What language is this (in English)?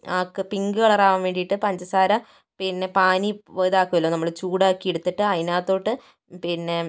Malayalam